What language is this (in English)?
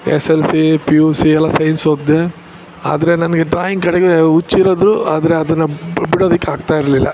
Kannada